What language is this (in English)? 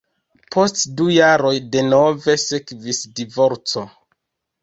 Esperanto